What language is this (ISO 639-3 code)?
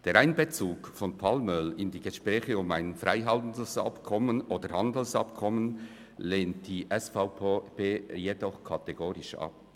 gsw